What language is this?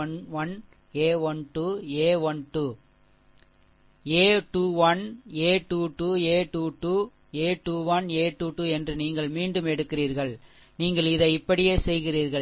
Tamil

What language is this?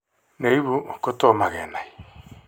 Kalenjin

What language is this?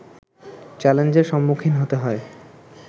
Bangla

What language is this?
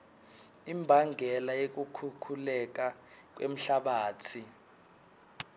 Swati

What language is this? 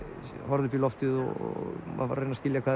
Icelandic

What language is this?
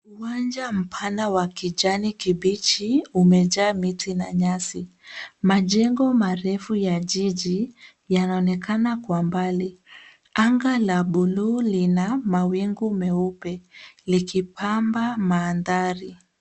Swahili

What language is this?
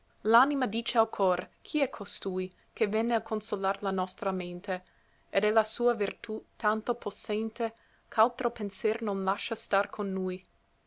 Italian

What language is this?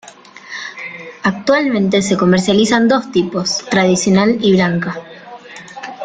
Spanish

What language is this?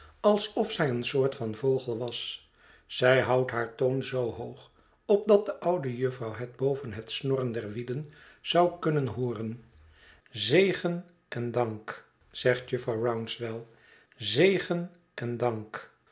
Dutch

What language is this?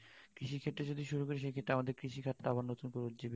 Bangla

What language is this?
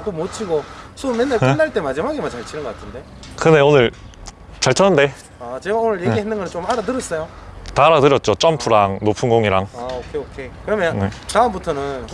Korean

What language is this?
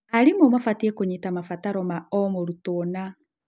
Kikuyu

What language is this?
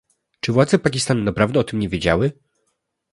Polish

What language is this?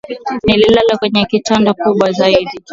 Swahili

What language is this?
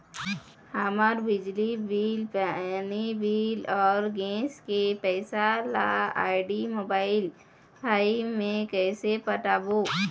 Chhattisgarhi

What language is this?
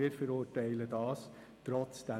Swiss German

